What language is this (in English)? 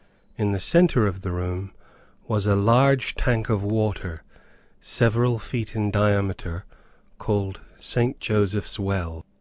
English